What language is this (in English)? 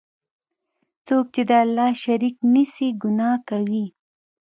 Pashto